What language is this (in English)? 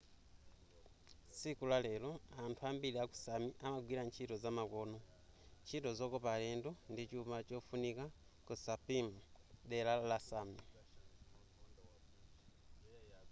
Nyanja